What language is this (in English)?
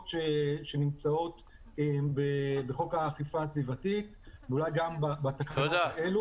Hebrew